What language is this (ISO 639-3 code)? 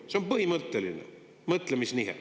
est